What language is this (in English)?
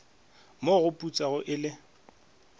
Northern Sotho